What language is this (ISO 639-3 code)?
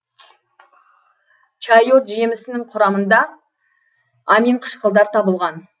kaz